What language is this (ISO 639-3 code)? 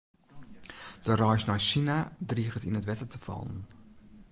fry